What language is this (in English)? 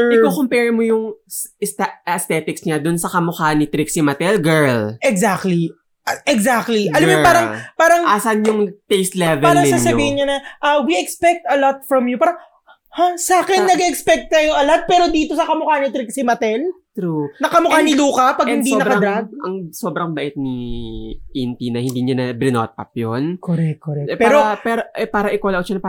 Filipino